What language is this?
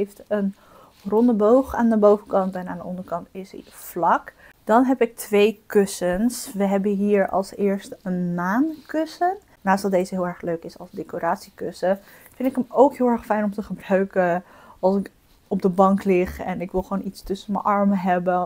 Dutch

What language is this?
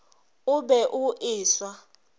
Northern Sotho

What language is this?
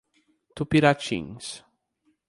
Portuguese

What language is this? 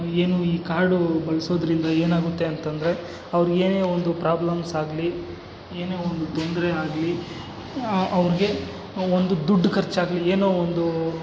Kannada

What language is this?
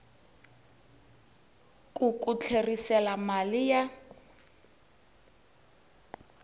Tsonga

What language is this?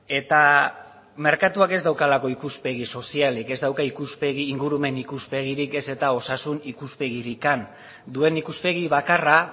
Basque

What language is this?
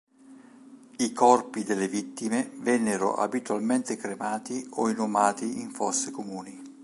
Italian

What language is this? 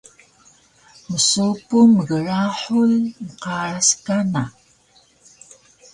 Taroko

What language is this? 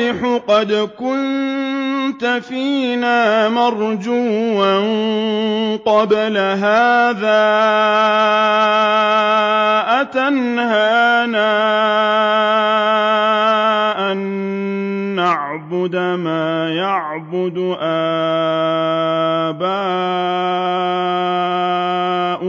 Arabic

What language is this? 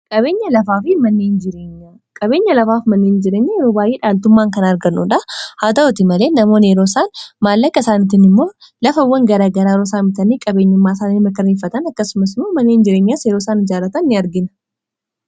Oromo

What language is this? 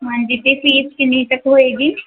Punjabi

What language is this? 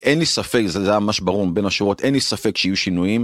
Hebrew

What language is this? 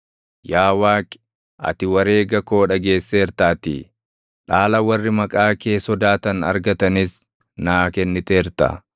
Oromo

